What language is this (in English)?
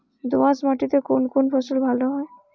Bangla